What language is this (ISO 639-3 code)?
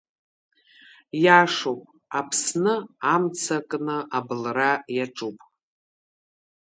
abk